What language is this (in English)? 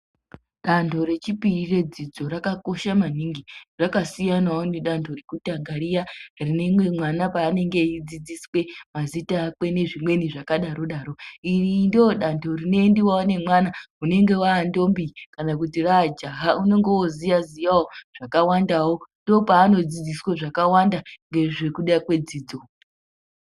Ndau